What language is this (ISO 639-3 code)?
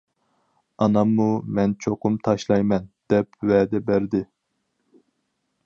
uig